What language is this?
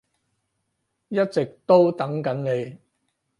Cantonese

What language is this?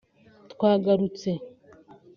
Kinyarwanda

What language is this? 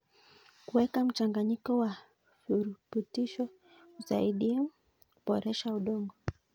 Kalenjin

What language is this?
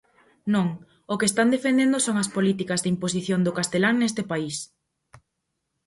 Galician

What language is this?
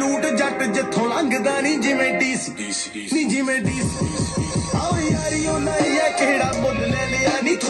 Arabic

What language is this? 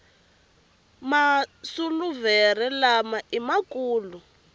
Tsonga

